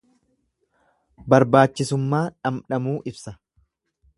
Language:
Oromo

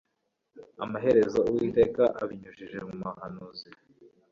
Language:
Kinyarwanda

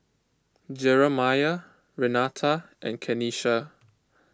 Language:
English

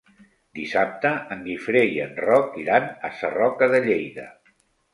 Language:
Catalan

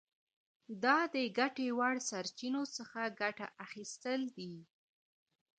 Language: Pashto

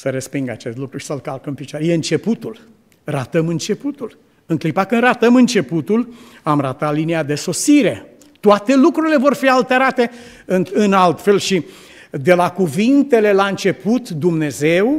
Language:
Romanian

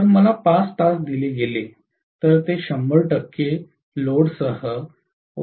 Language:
Marathi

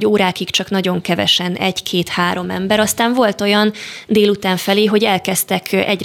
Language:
Hungarian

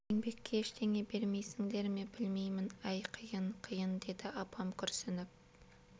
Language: Kazakh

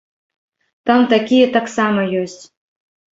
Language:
Belarusian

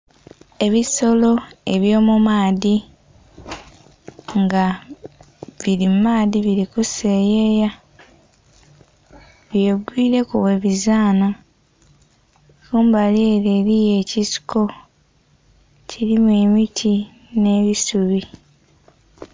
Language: Soga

